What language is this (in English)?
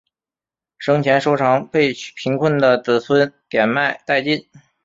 Chinese